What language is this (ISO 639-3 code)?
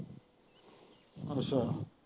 pan